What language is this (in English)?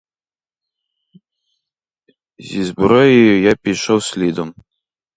Ukrainian